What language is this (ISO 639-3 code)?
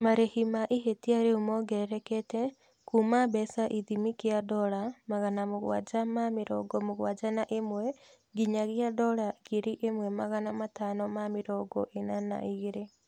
kik